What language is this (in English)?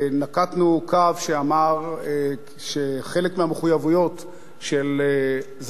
Hebrew